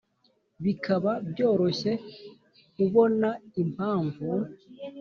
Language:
Kinyarwanda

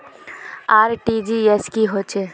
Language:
Magahi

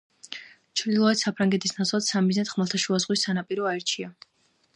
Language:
Georgian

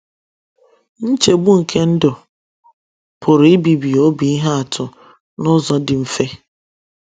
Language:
Igbo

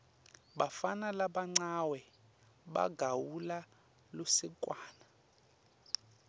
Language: Swati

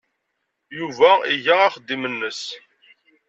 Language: Kabyle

